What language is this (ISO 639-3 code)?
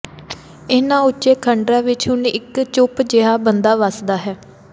pan